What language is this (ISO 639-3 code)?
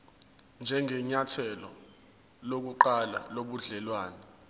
zul